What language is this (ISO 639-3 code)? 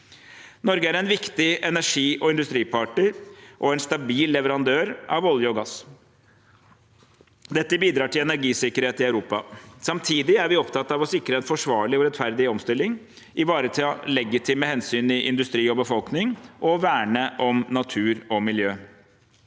nor